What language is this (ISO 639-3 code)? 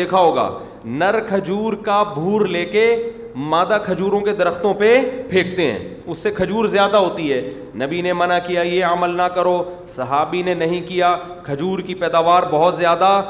urd